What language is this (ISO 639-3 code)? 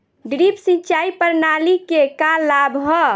bho